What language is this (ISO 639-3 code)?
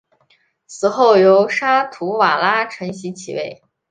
zho